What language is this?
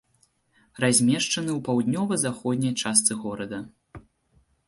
Belarusian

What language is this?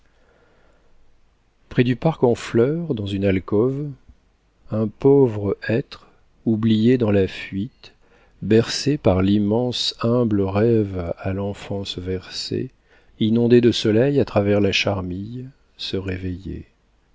French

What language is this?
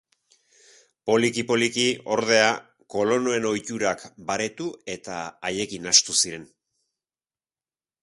Basque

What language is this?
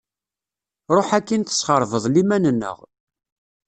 Kabyle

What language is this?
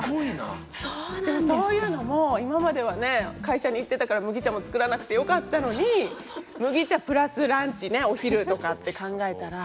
Japanese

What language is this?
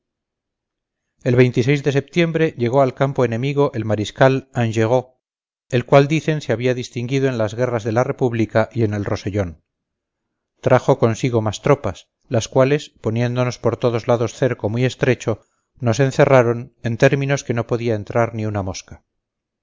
Spanish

